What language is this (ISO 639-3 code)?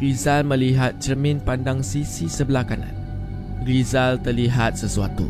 msa